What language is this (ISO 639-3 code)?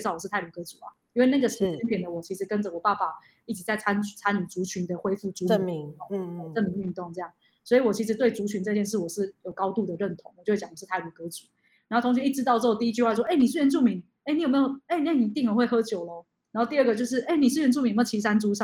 zho